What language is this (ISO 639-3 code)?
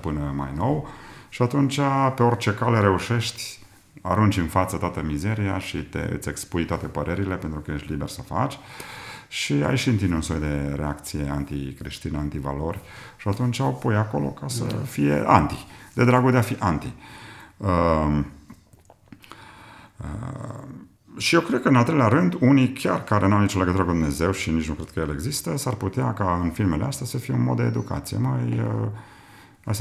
ron